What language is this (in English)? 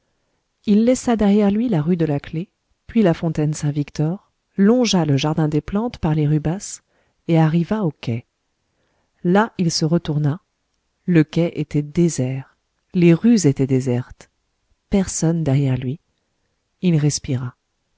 French